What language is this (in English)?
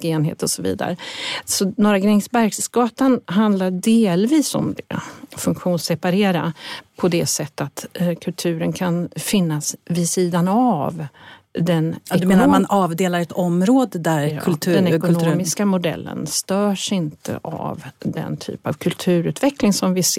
Swedish